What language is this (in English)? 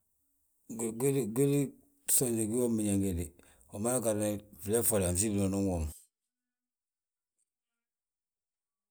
Balanta-Ganja